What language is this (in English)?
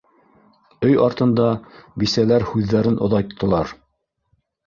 Bashkir